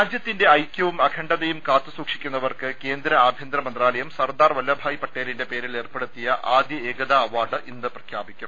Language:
Malayalam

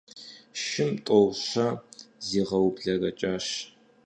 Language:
Kabardian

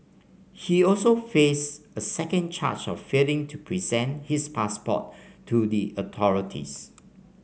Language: English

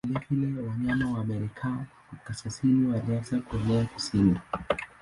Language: Swahili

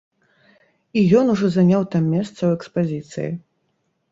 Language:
Belarusian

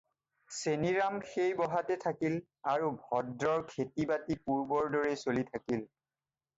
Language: Assamese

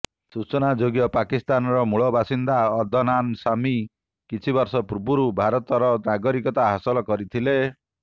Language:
Odia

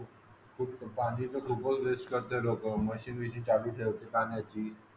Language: Marathi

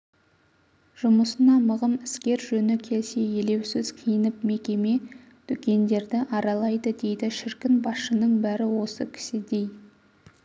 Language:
Kazakh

